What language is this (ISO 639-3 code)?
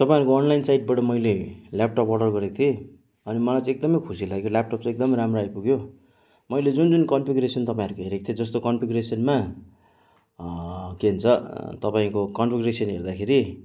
nep